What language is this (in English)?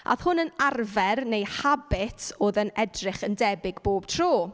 Welsh